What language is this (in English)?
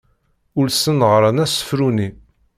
Kabyle